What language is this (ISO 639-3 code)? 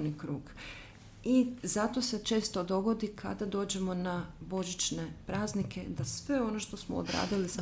hrv